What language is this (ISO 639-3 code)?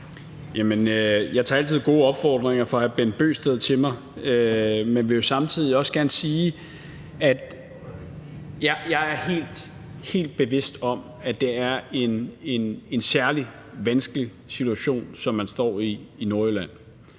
dan